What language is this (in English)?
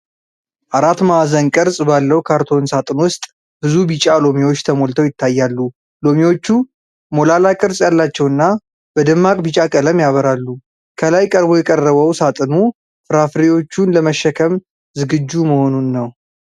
Amharic